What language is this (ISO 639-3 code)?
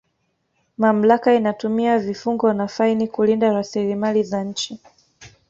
swa